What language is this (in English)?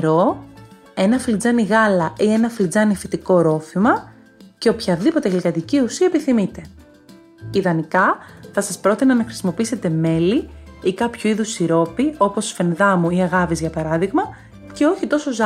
Greek